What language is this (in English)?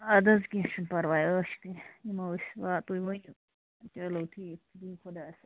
Kashmiri